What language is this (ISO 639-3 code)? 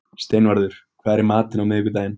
isl